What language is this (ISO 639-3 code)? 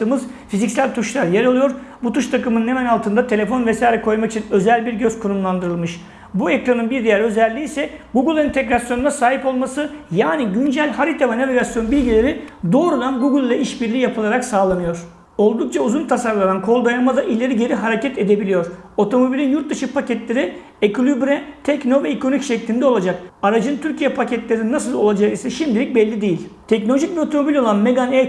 tur